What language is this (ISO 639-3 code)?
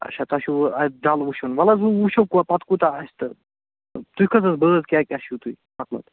kas